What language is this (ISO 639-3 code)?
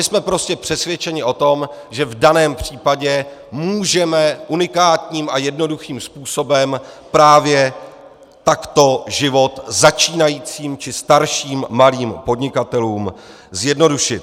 ces